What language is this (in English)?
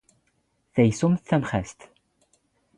Standard Moroccan Tamazight